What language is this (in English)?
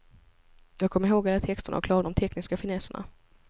Swedish